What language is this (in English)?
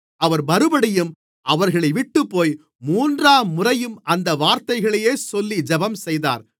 Tamil